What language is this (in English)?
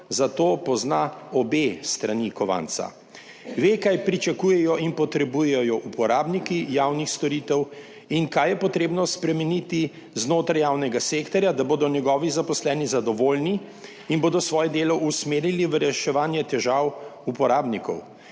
Slovenian